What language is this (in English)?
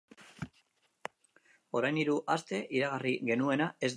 Basque